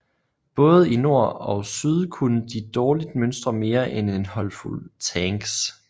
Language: Danish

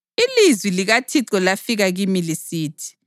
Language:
North Ndebele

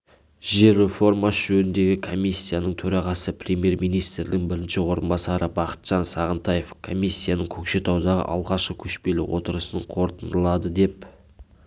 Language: Kazakh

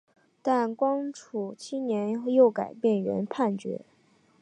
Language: Chinese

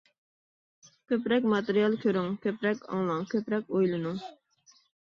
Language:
Uyghur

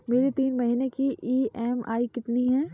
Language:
Hindi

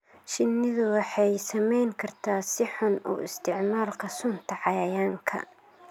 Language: Somali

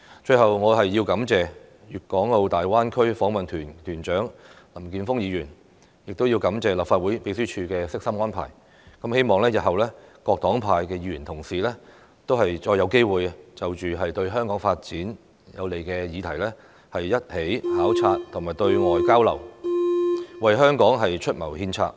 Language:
Cantonese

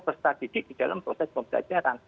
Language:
Indonesian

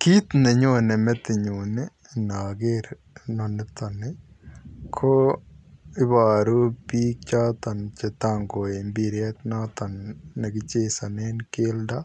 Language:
Kalenjin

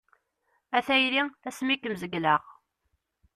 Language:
Kabyle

